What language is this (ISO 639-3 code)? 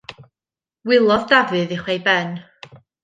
cym